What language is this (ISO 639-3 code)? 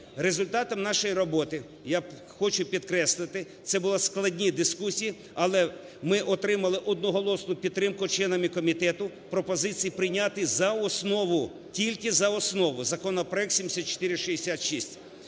ukr